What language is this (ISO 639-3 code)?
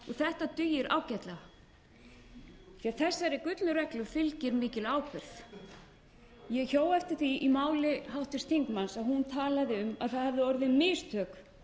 isl